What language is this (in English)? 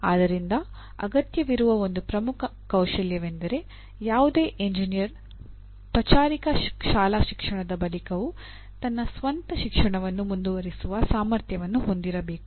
Kannada